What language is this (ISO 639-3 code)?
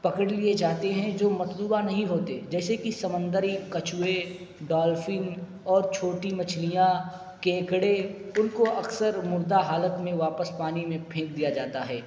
urd